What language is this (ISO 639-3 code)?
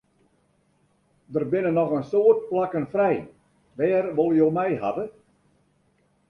fry